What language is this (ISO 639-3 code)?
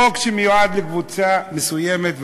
heb